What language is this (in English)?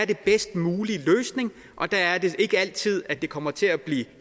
Danish